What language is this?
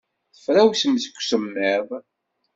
Kabyle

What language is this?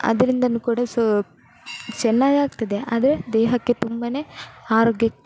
Kannada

